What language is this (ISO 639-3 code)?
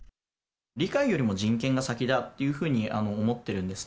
jpn